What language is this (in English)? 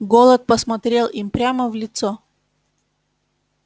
Russian